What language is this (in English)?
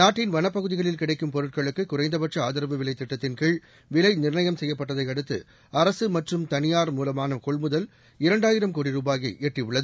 Tamil